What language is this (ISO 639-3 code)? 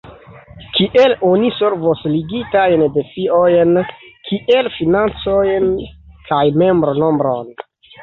epo